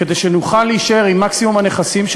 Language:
Hebrew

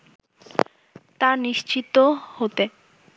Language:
Bangla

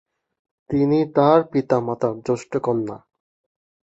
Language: Bangla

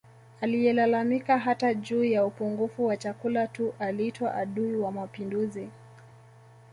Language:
Swahili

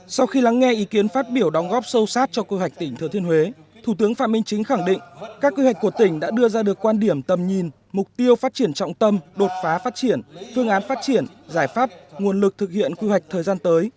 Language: Vietnamese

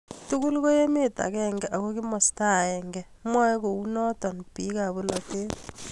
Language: Kalenjin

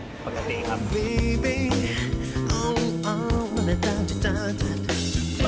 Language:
Thai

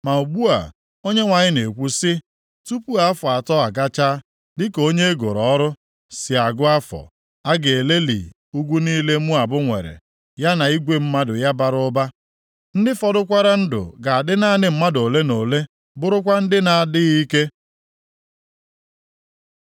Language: Igbo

